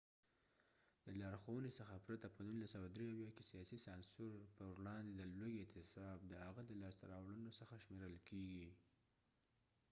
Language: Pashto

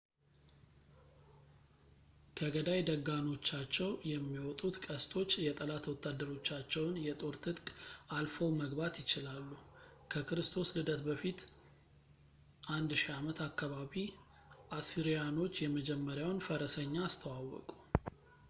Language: Amharic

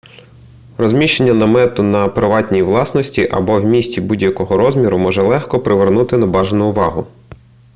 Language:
Ukrainian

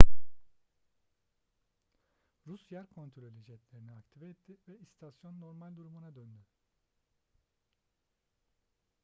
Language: Turkish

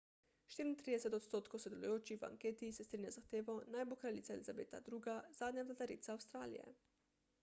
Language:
Slovenian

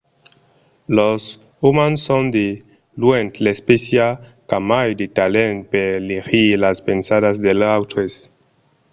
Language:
Occitan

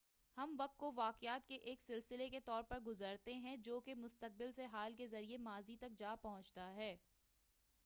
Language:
Urdu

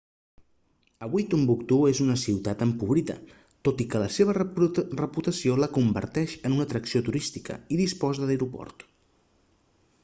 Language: Catalan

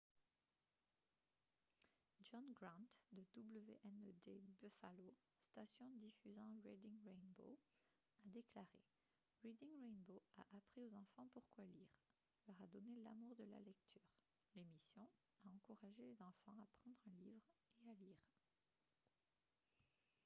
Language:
French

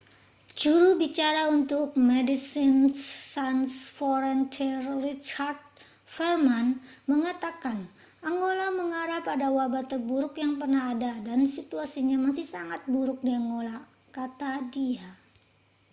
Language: Indonesian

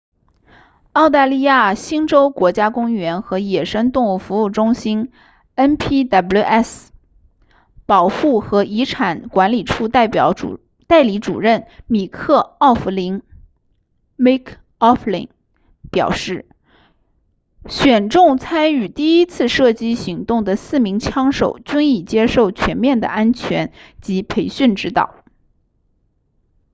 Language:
Chinese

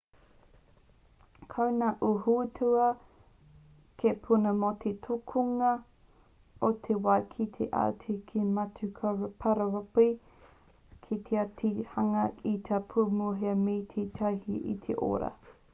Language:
Māori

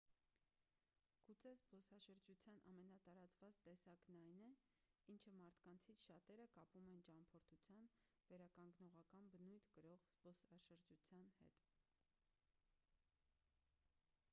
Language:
Armenian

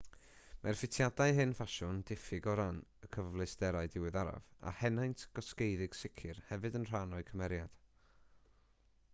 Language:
Welsh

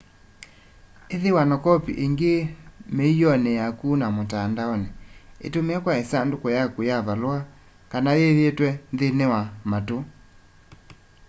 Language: Kamba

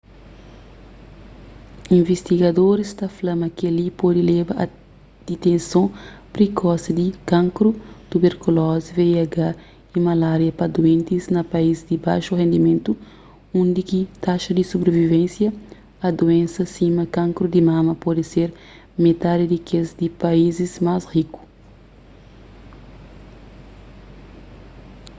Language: Kabuverdianu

